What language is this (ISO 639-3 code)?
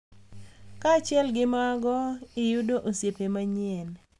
luo